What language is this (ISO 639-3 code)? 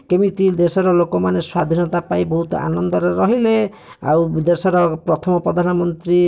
ori